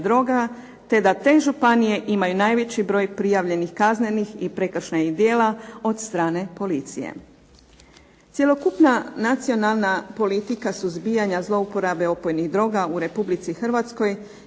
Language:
Croatian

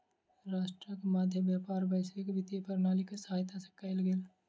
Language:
Maithili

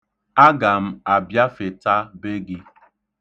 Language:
Igbo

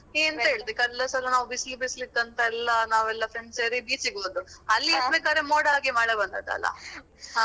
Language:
Kannada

